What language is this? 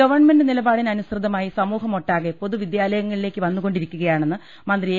Malayalam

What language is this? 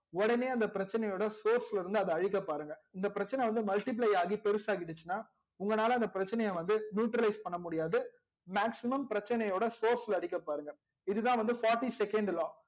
Tamil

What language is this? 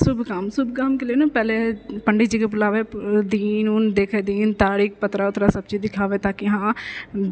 Maithili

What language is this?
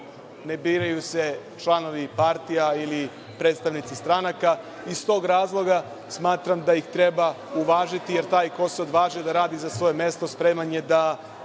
Serbian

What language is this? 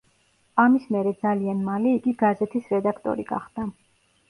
Georgian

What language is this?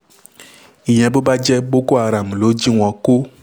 Yoruba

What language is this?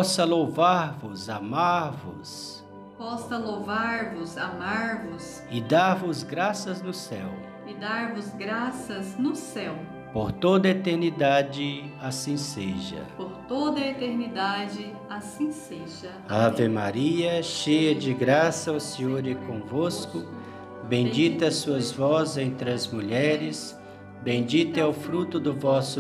Portuguese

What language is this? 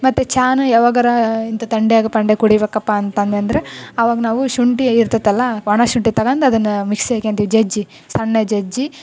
Kannada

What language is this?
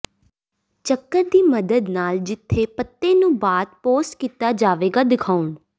Punjabi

